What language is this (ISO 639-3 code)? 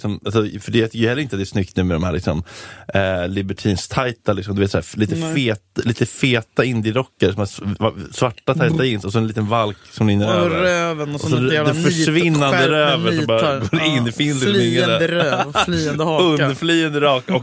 swe